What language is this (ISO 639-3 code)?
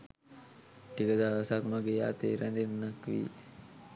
sin